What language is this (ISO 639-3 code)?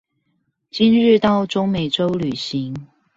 zho